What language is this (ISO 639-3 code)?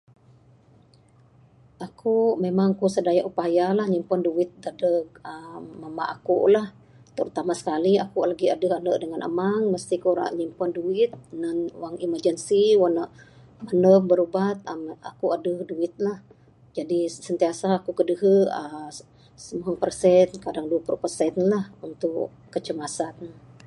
sdo